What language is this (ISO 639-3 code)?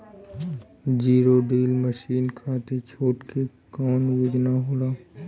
bho